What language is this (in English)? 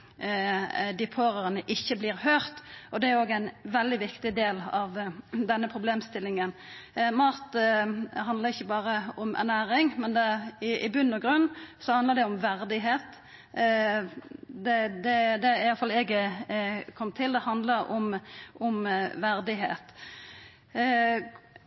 Norwegian Nynorsk